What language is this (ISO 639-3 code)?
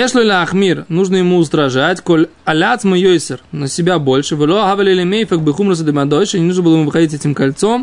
rus